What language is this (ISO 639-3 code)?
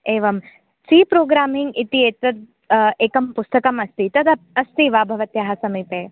san